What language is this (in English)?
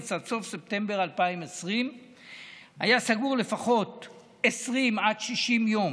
Hebrew